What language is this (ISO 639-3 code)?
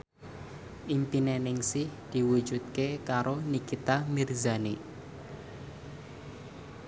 jav